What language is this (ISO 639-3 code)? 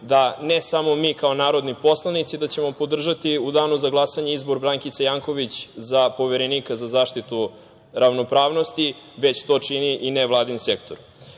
srp